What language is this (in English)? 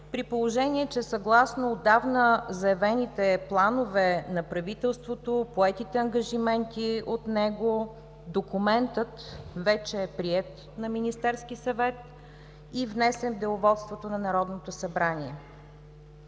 Bulgarian